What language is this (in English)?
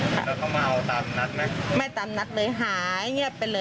Thai